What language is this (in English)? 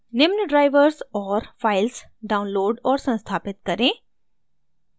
Hindi